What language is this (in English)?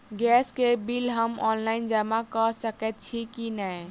Maithili